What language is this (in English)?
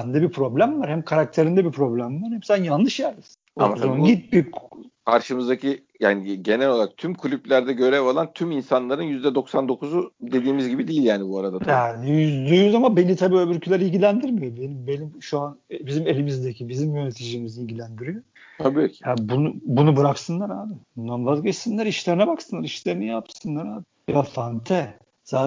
Turkish